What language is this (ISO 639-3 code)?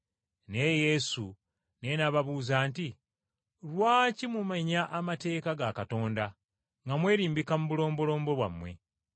lug